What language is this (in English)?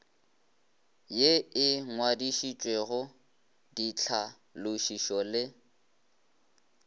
Northern Sotho